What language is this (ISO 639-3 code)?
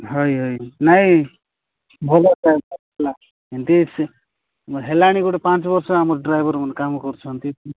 ori